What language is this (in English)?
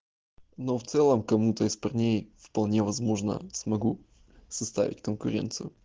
Russian